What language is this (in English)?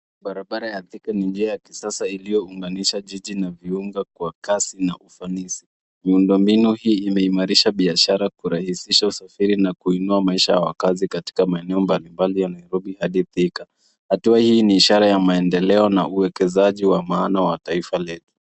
Swahili